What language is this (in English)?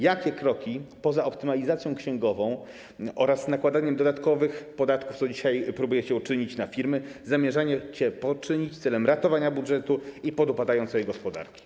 Polish